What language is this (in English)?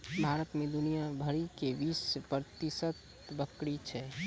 Maithili